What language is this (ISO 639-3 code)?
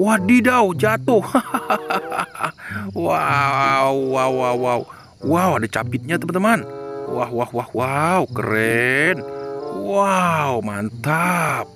ind